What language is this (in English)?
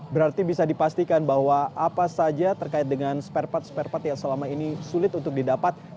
Indonesian